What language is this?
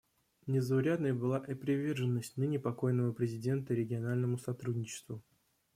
Russian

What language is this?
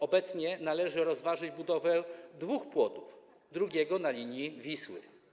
Polish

